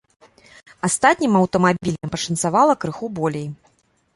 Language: Belarusian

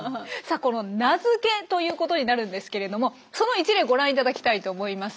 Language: Japanese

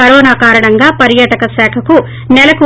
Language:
Telugu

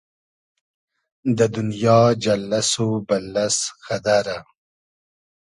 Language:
Hazaragi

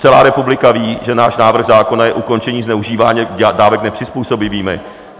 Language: Czech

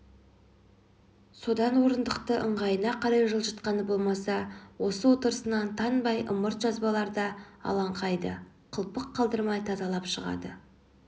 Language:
Kazakh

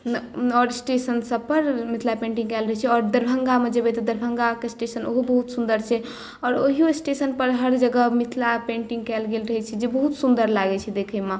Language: Maithili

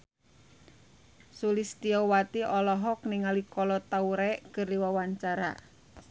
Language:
Sundanese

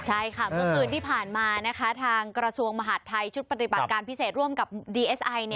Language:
Thai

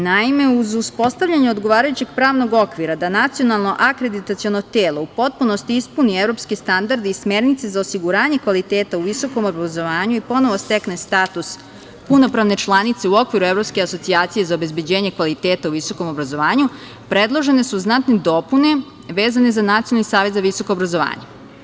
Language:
Serbian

